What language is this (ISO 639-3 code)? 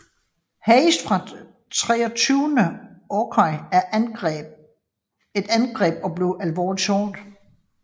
dan